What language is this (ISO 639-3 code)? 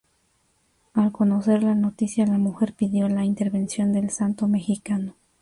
spa